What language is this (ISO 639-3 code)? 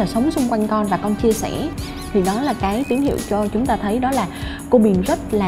vie